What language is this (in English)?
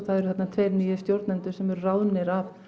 Icelandic